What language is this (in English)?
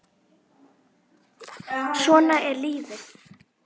Icelandic